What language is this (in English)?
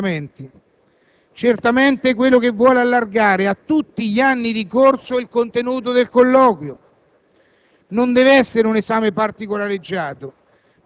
Italian